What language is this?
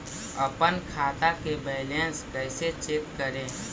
Magahi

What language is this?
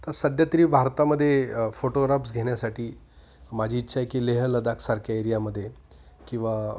Marathi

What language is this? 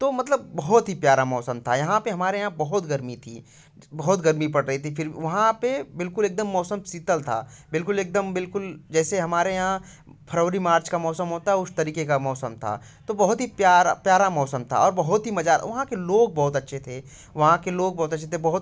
Hindi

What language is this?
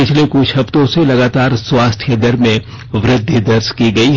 Hindi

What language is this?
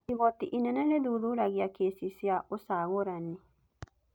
Kikuyu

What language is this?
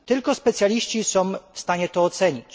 Polish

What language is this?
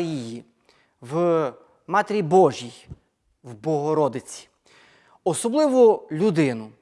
Ukrainian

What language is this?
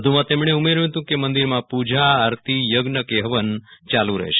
Gujarati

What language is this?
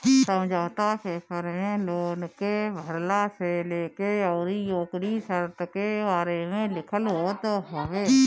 Bhojpuri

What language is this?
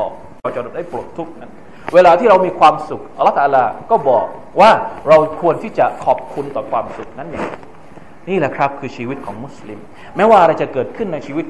Thai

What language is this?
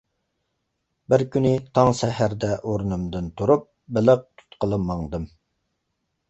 Uyghur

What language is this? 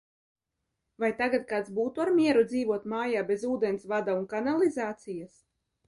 Latvian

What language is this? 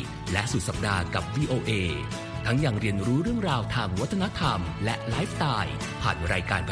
Thai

